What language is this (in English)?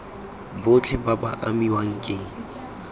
Tswana